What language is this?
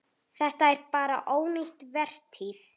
Icelandic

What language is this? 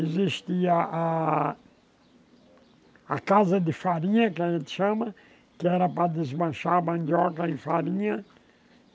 Portuguese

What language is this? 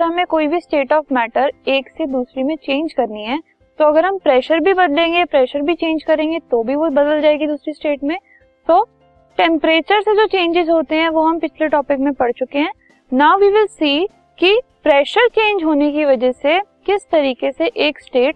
Hindi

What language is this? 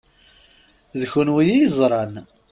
Kabyle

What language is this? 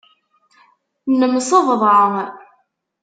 Kabyle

